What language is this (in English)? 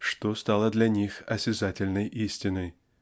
Russian